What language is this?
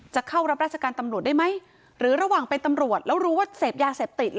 Thai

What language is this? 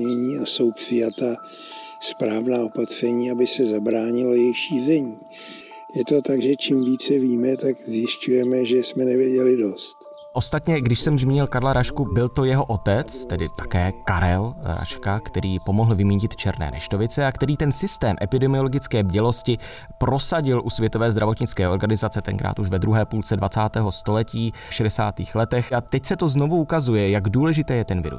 Czech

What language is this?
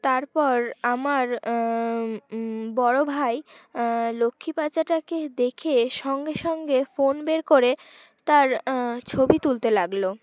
Bangla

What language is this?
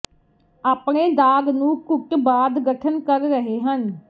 Punjabi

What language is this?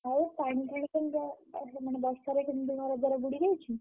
Odia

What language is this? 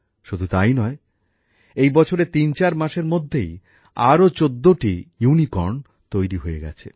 Bangla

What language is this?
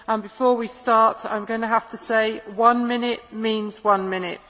English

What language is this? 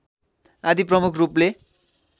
Nepali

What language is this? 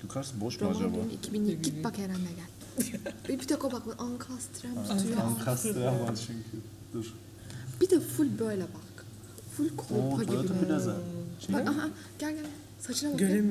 Turkish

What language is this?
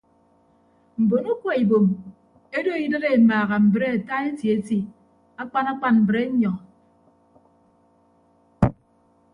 Ibibio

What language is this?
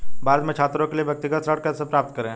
Hindi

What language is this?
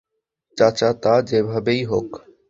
Bangla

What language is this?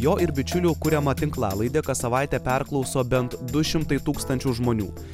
Lithuanian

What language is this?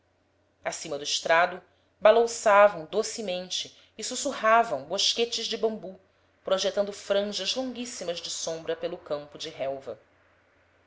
Portuguese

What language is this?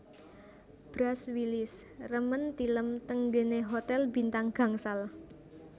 Javanese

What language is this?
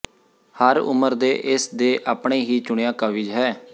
Punjabi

